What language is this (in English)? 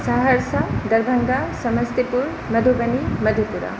Maithili